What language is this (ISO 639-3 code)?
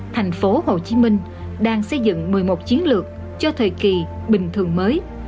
vie